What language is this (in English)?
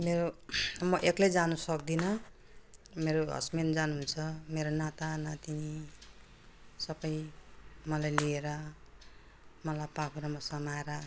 Nepali